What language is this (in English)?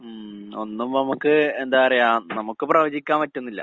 Malayalam